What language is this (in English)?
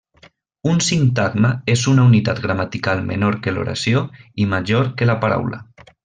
Catalan